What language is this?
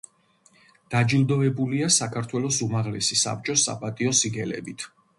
Georgian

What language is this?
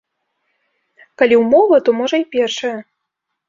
Belarusian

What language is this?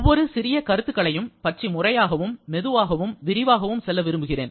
Tamil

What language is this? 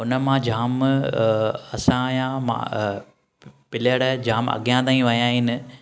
Sindhi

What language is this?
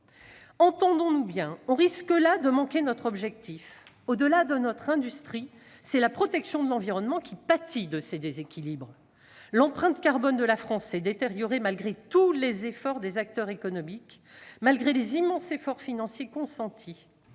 French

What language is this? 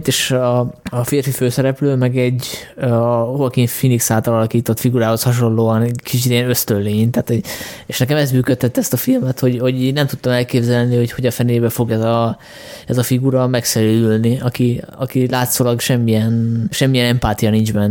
Hungarian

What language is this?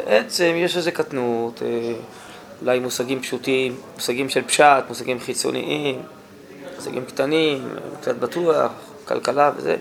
Hebrew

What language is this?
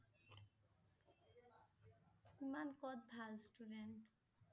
Assamese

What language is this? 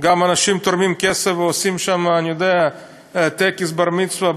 Hebrew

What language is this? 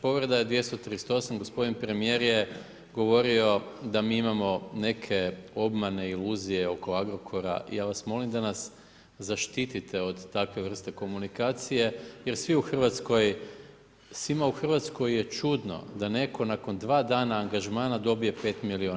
Croatian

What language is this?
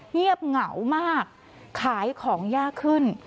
Thai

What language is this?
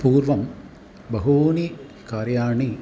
Sanskrit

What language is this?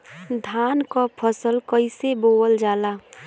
Bhojpuri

